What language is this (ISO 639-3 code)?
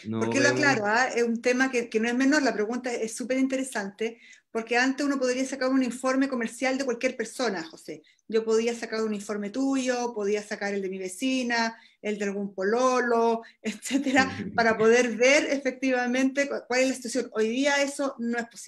spa